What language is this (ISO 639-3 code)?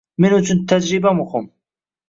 uzb